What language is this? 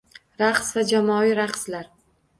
Uzbek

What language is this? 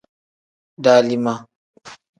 Tem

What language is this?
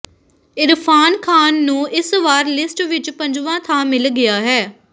Punjabi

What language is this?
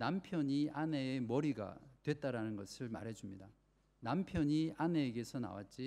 Korean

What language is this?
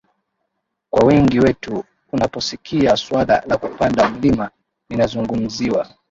Swahili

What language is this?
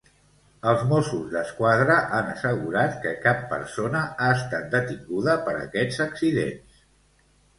Catalan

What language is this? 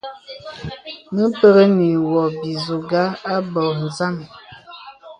Bebele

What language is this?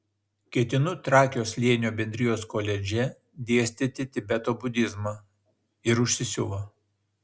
Lithuanian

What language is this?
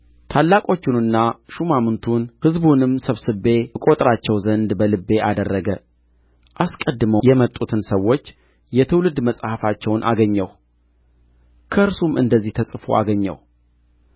Amharic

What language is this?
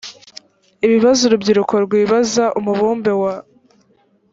Kinyarwanda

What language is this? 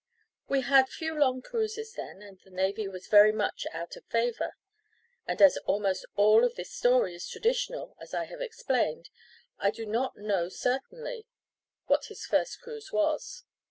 English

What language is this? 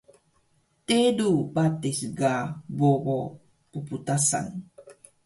Taroko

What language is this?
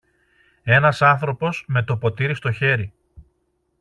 Greek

